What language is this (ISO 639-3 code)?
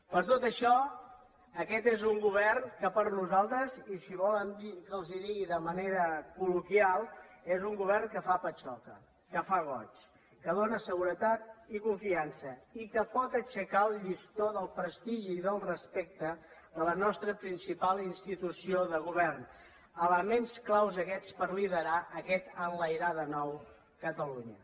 cat